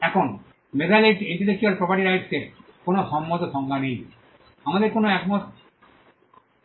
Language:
Bangla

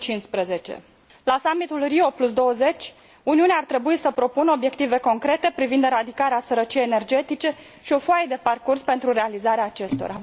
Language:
Romanian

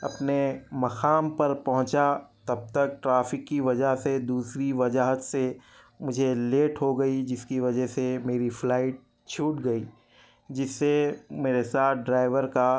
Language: Urdu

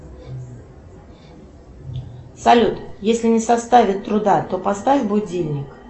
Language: Russian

